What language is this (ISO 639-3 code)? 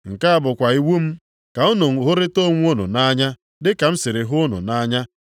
ibo